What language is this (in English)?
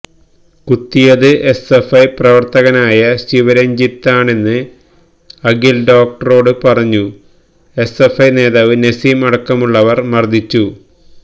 Malayalam